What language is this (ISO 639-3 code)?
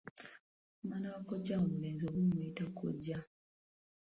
lug